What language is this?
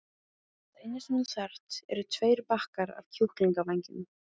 Icelandic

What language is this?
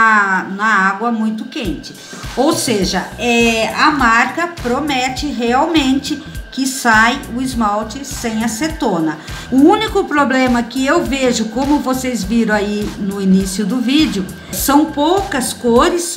Portuguese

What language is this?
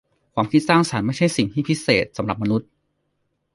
Thai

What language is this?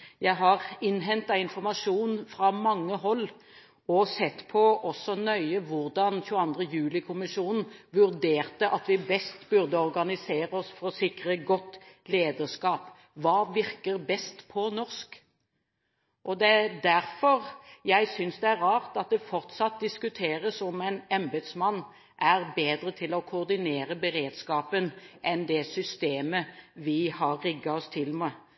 Norwegian Bokmål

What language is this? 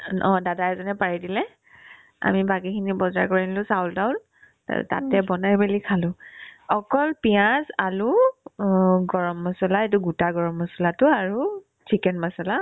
Assamese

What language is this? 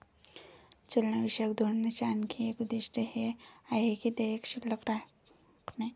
Marathi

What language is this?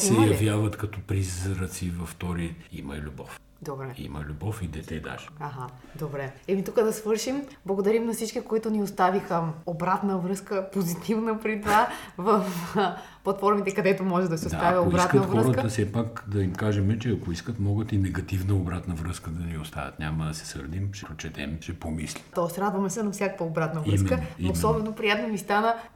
Bulgarian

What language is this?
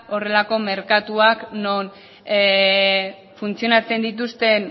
Basque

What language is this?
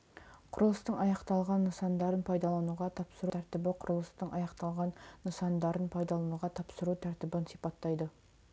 Kazakh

